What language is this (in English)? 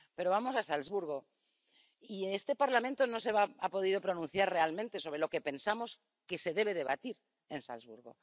Spanish